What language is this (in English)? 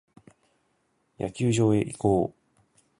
Japanese